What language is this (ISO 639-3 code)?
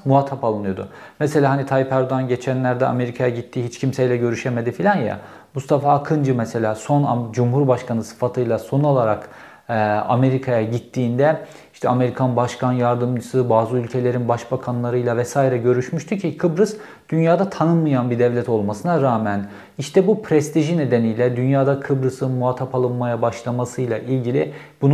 tur